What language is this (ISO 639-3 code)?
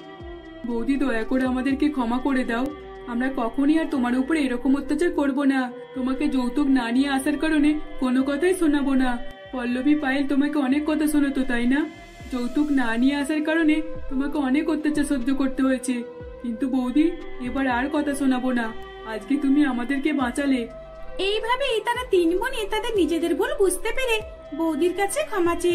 ben